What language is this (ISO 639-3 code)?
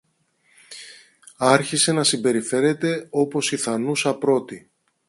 ell